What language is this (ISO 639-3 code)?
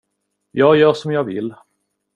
swe